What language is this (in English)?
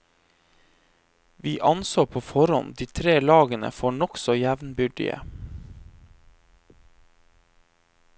Norwegian